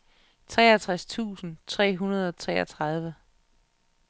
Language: Danish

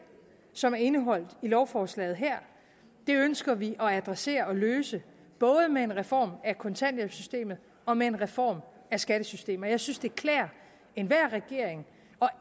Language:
Danish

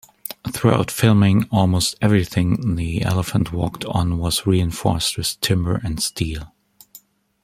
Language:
English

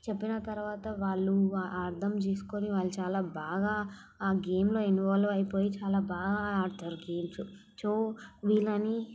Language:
Telugu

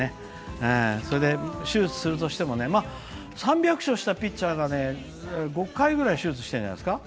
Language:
Japanese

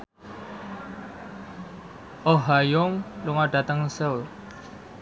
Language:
Javanese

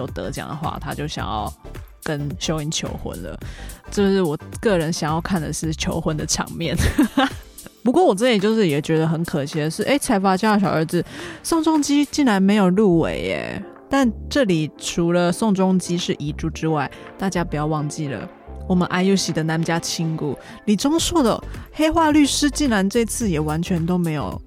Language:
Chinese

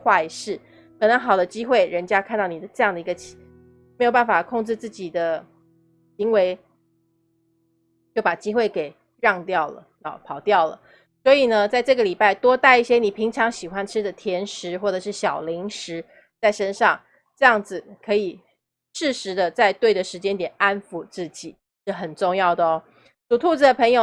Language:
Chinese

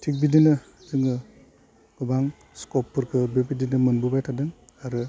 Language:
Bodo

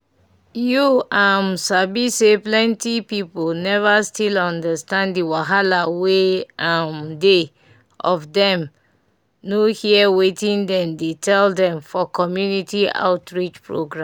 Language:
Nigerian Pidgin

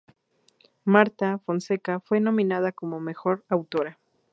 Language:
Spanish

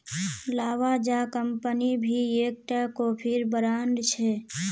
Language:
Magahi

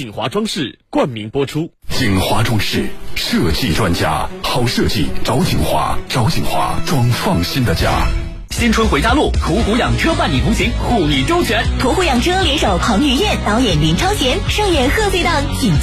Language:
Chinese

